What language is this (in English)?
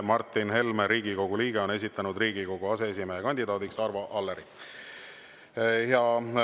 Estonian